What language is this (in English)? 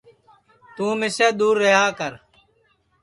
Sansi